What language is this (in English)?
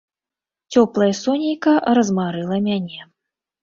Belarusian